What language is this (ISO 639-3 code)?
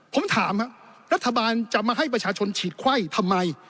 tha